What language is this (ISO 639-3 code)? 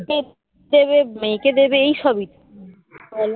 ben